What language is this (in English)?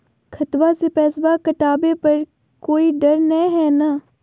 Magahi